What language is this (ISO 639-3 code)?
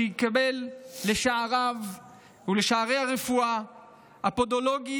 heb